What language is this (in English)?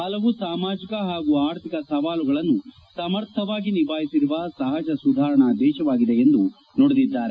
Kannada